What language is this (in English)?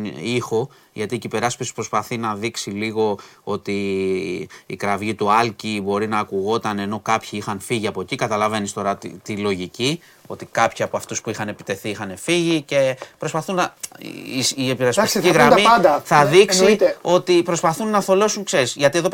Greek